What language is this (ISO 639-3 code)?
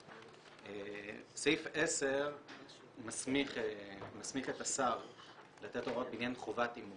heb